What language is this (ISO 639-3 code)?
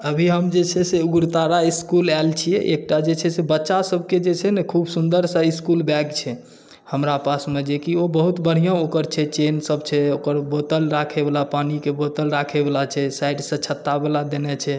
mai